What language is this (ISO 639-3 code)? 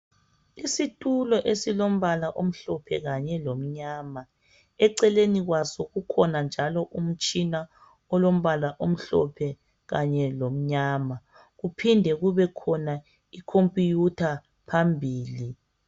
nde